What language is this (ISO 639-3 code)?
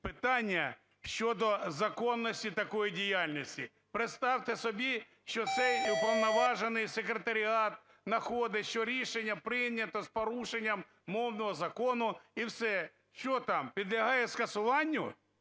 ukr